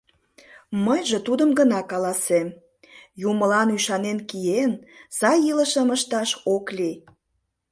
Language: Mari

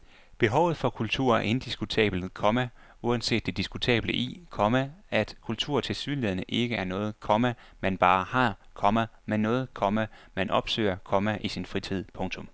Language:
Danish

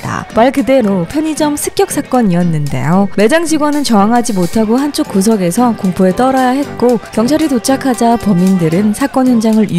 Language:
Korean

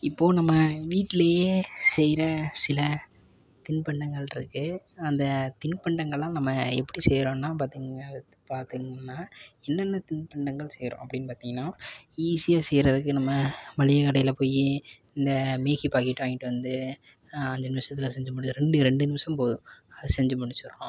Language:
Tamil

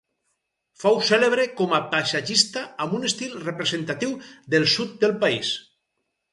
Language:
Catalan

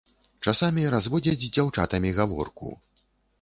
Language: Belarusian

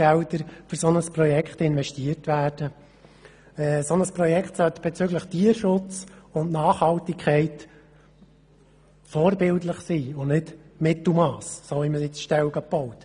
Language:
Swiss German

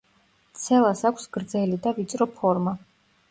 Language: Georgian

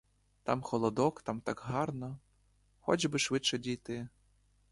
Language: Ukrainian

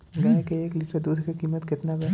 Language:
Bhojpuri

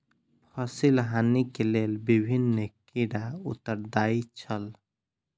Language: Maithili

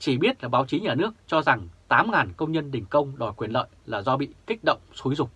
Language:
Vietnamese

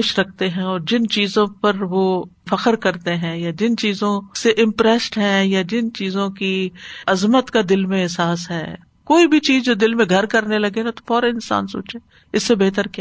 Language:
Urdu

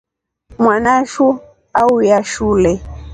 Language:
Rombo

